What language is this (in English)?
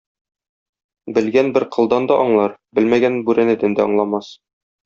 Tatar